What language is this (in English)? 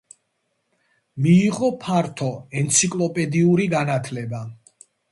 Georgian